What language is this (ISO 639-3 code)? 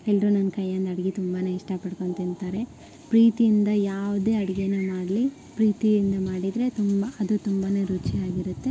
kan